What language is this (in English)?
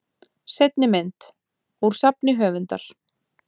Icelandic